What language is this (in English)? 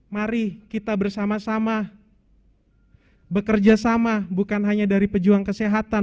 Indonesian